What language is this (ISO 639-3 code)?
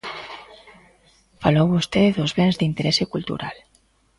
glg